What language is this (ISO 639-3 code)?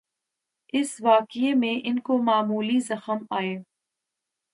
urd